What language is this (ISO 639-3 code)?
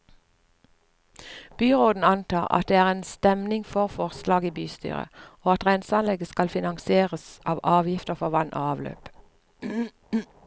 nor